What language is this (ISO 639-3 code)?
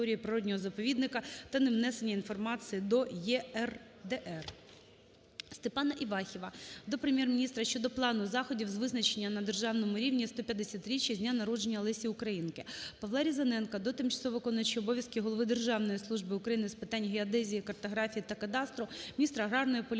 ukr